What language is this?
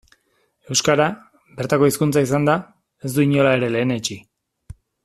Basque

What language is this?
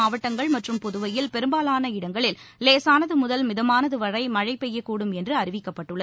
Tamil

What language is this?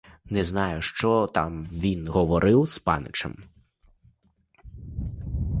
Ukrainian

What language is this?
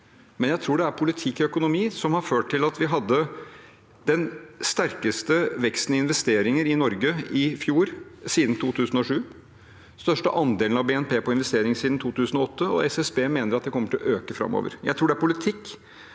Norwegian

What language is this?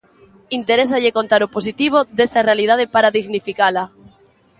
Galician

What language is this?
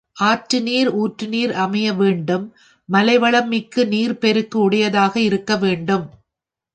Tamil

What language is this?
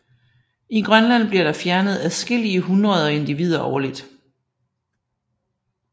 Danish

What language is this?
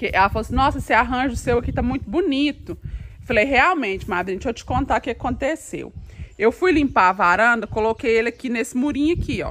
Portuguese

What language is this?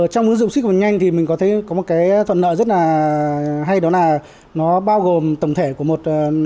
Vietnamese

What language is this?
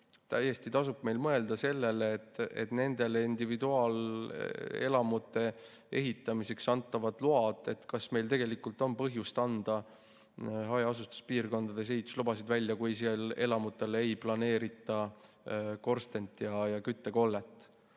Estonian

